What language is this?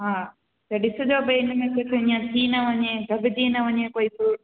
Sindhi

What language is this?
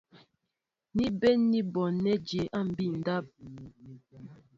Mbo (Cameroon)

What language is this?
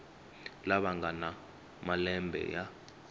Tsonga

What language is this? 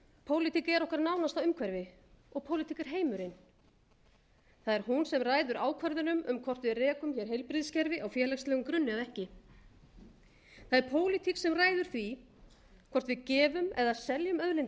Icelandic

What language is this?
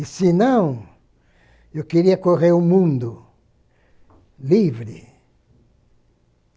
Portuguese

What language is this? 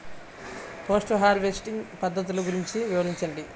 Telugu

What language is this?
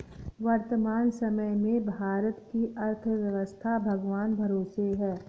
Hindi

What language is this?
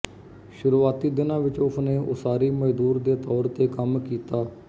Punjabi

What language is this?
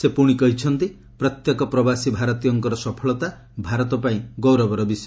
Odia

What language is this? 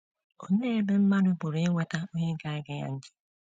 Igbo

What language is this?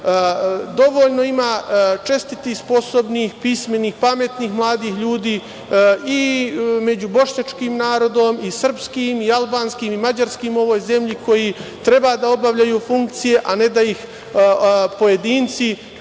Serbian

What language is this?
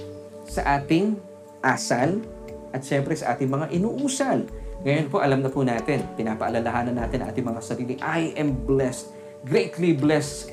Filipino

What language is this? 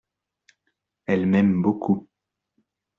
French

